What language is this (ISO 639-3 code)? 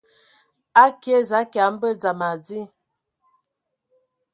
ewo